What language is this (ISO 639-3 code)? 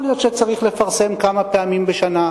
heb